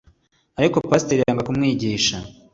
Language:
Kinyarwanda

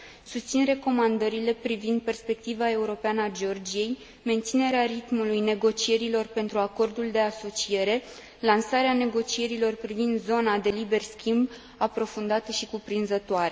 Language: Romanian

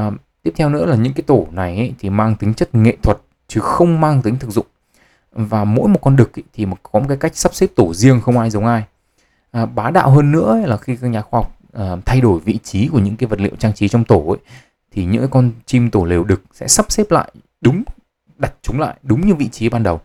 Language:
Vietnamese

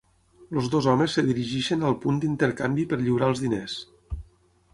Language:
Catalan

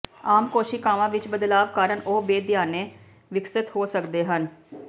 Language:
Punjabi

